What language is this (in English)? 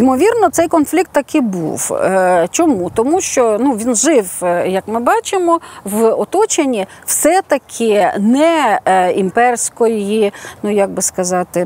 Ukrainian